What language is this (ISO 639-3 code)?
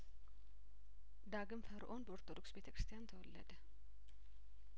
amh